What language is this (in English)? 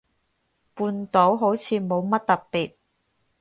Cantonese